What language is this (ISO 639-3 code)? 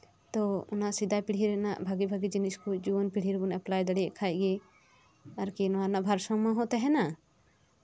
sat